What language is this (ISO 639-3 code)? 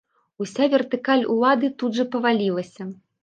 bel